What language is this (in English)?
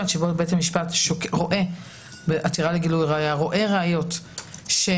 Hebrew